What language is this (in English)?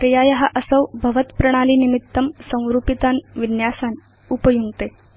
Sanskrit